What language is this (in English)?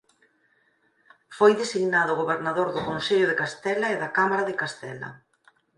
Galician